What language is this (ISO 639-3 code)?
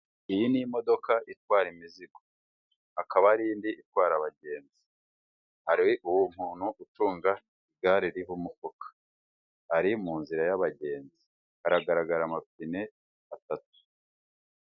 kin